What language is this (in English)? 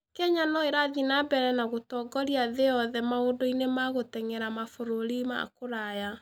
Kikuyu